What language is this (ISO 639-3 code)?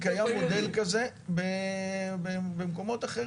heb